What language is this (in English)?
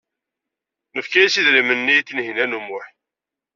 Kabyle